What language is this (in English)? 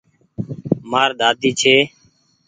Goaria